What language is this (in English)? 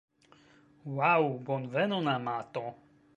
Esperanto